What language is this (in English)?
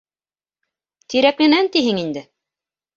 Bashkir